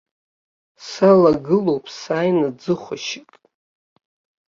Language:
Abkhazian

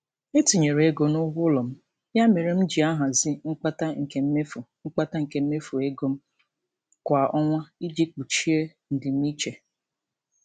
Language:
Igbo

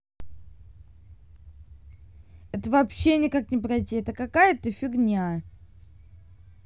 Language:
Russian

